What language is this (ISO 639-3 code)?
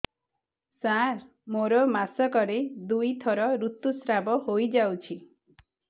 ori